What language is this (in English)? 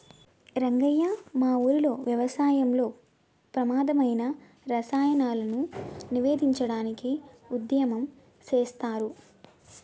Telugu